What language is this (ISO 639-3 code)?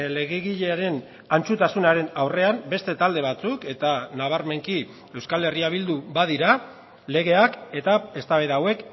eus